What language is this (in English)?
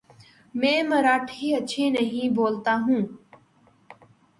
Urdu